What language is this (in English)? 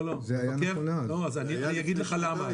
Hebrew